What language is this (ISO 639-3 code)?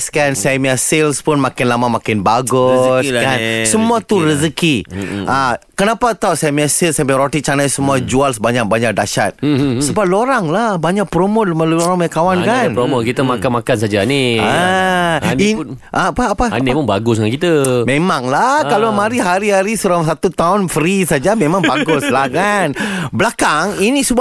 msa